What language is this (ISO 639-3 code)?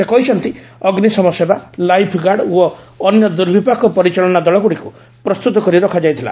ori